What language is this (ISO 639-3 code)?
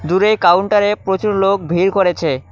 ben